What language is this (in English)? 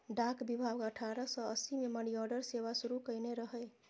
Maithili